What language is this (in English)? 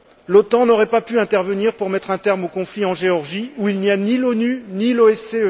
French